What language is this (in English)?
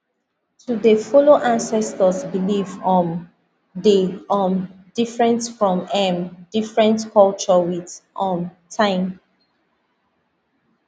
Nigerian Pidgin